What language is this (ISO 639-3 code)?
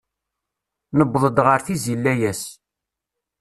kab